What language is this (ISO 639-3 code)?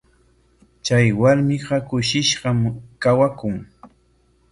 qwa